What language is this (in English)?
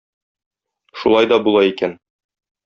Tatar